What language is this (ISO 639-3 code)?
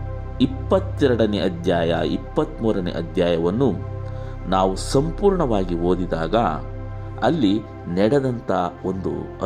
kan